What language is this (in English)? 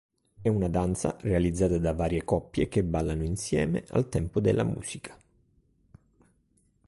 Italian